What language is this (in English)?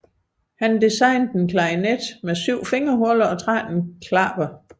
Danish